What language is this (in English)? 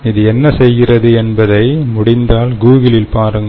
Tamil